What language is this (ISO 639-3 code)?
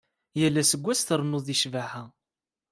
kab